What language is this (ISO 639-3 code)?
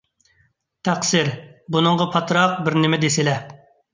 uig